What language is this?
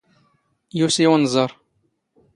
Standard Moroccan Tamazight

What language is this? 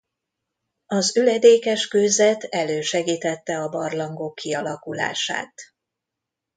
Hungarian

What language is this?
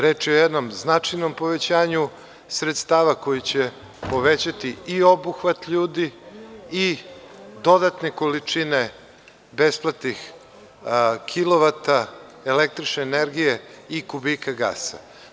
Serbian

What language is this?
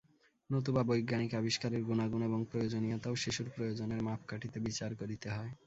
Bangla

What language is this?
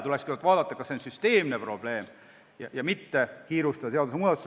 Estonian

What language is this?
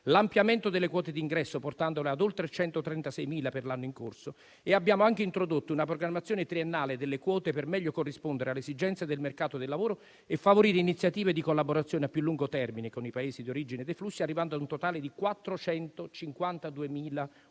Italian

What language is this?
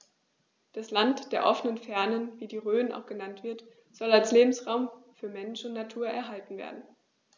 German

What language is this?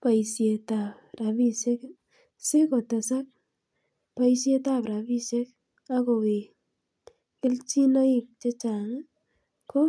Kalenjin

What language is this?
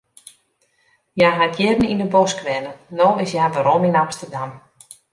Western Frisian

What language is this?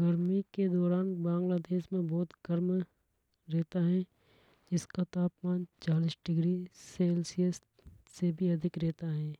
Hadothi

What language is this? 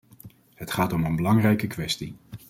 Dutch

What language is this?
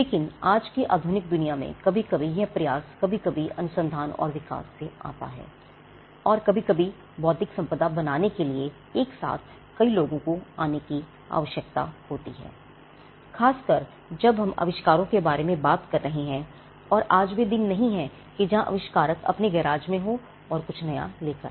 Hindi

